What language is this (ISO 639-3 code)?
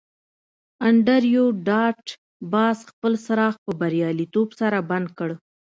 pus